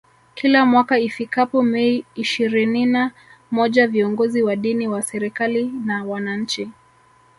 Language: Swahili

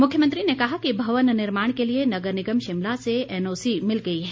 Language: Hindi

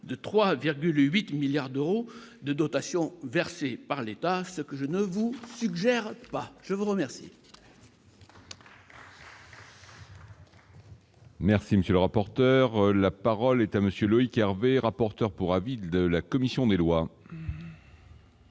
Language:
French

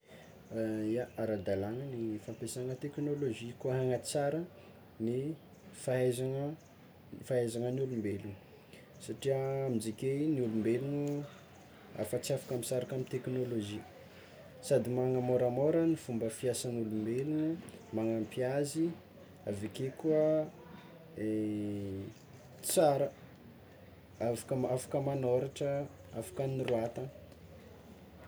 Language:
Tsimihety Malagasy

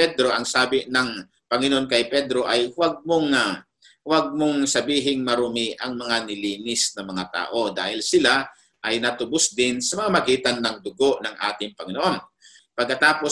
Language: Filipino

